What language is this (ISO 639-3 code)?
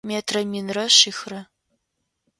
ady